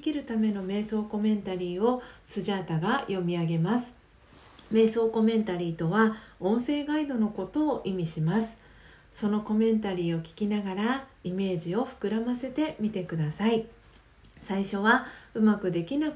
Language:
Japanese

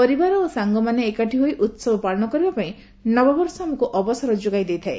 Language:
Odia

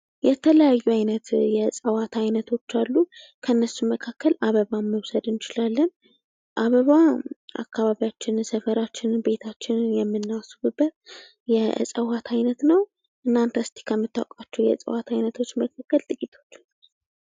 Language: Amharic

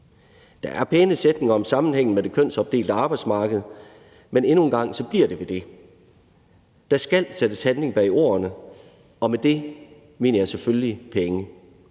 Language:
Danish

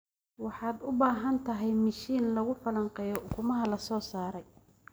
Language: Somali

